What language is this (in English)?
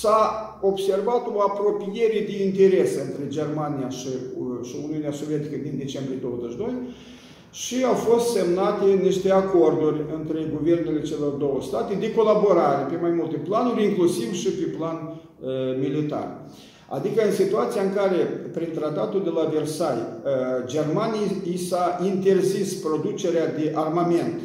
Romanian